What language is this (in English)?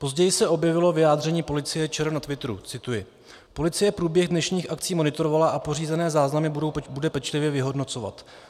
Czech